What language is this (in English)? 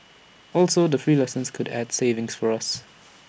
English